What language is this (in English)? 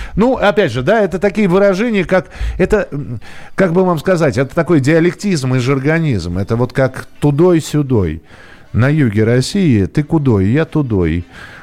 Russian